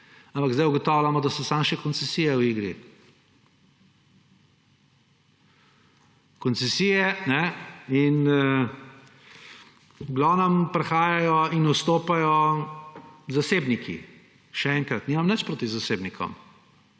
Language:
Slovenian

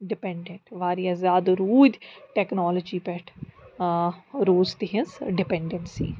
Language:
Kashmiri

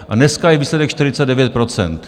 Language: Czech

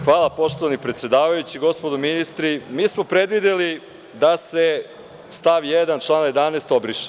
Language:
Serbian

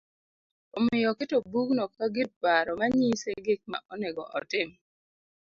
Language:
Luo (Kenya and Tanzania)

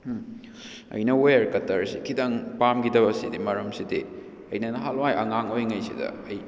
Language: Manipuri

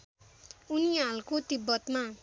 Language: Nepali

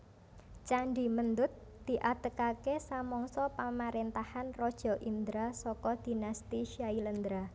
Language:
Javanese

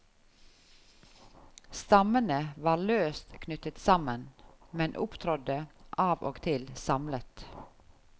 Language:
Norwegian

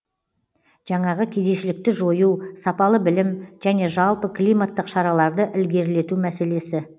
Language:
Kazakh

